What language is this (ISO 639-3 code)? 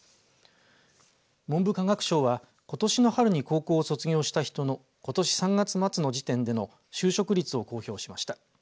jpn